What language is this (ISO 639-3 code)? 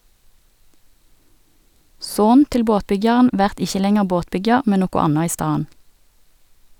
nor